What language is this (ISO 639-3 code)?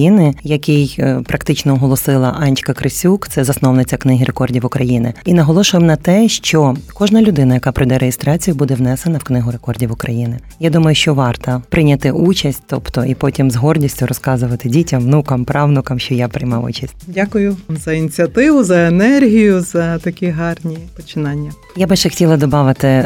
ukr